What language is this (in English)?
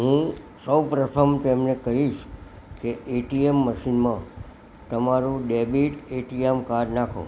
Gujarati